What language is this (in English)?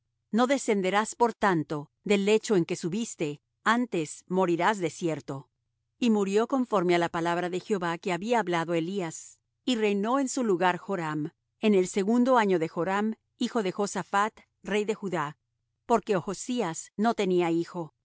Spanish